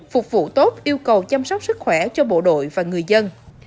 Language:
Vietnamese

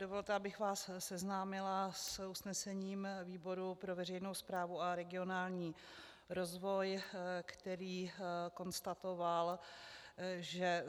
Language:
Czech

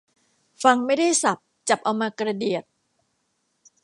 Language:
Thai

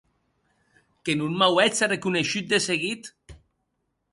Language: Occitan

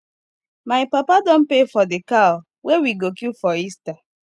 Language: Nigerian Pidgin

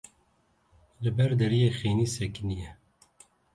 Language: Kurdish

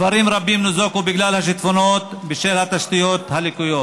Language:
Hebrew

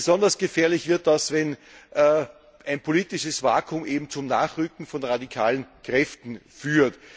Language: German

